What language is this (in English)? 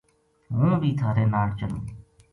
Gujari